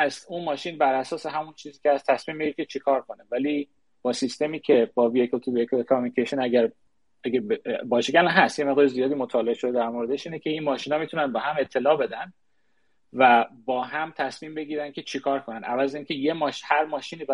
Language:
Persian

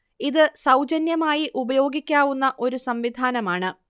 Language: Malayalam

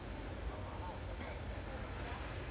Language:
English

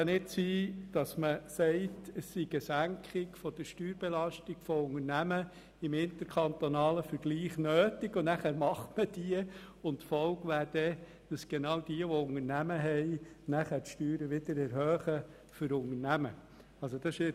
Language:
Swiss German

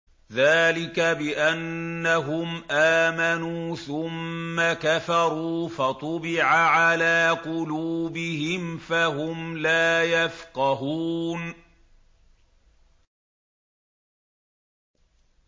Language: Arabic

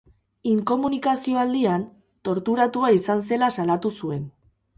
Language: Basque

